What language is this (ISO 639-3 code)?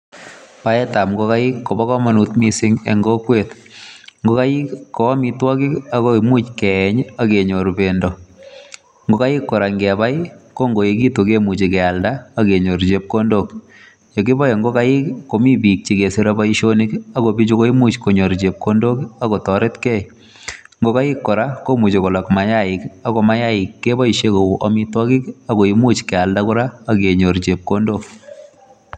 kln